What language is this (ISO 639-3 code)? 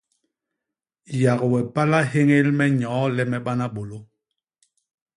bas